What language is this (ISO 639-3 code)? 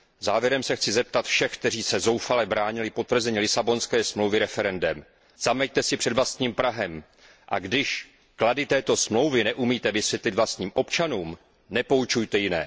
ces